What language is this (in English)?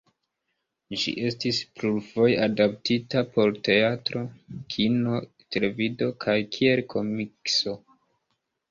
Esperanto